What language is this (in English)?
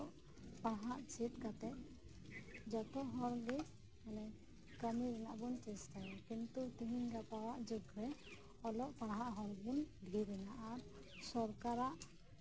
Santali